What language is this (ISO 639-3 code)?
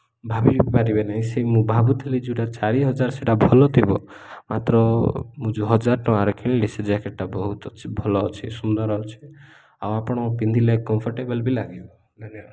ori